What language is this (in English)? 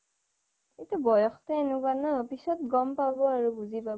Assamese